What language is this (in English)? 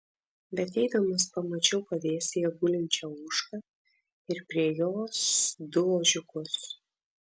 Lithuanian